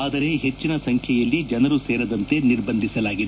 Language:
Kannada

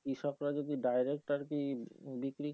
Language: Bangla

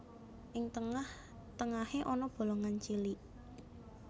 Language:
Javanese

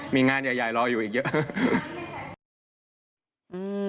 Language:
Thai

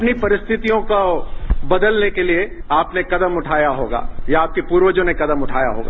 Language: Hindi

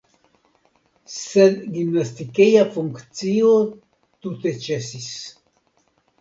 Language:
Esperanto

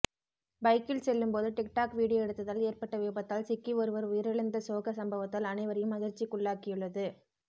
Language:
Tamil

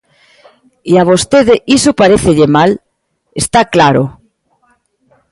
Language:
Galician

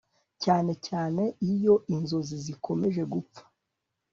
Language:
Kinyarwanda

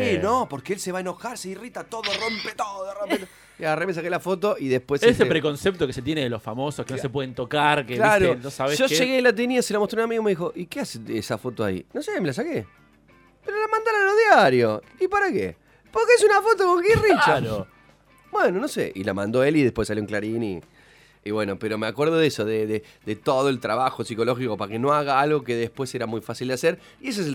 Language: Spanish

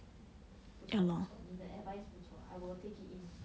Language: English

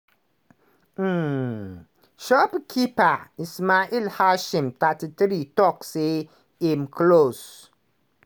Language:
Nigerian Pidgin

